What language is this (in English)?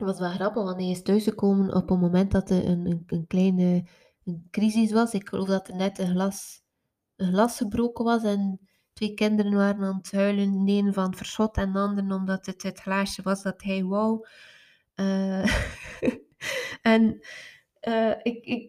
Dutch